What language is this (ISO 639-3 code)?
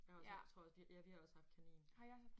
dan